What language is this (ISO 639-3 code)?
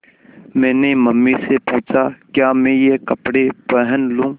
hin